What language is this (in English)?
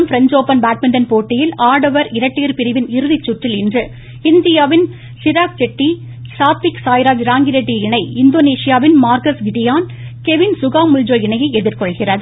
Tamil